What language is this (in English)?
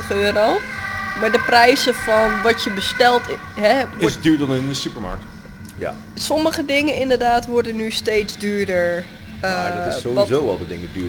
Dutch